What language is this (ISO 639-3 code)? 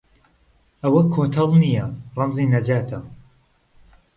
ckb